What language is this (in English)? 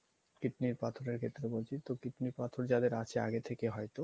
Bangla